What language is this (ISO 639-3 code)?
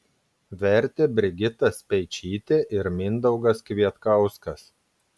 lit